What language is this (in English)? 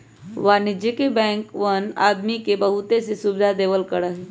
Magahi